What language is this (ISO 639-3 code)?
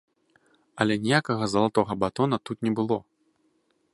bel